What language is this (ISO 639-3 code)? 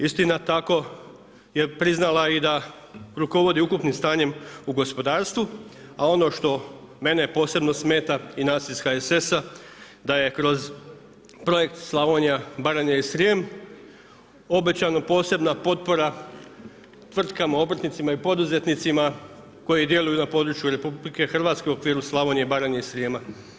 hrv